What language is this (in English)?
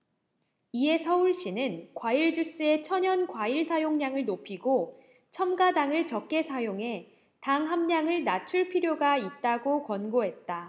Korean